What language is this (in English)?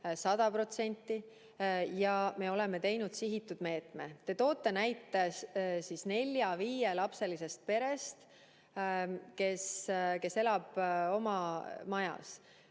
Estonian